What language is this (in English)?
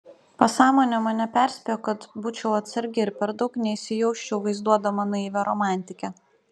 Lithuanian